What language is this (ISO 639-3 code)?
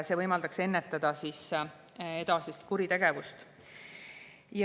est